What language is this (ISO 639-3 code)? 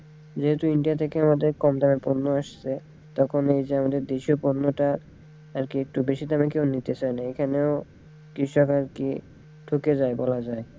ben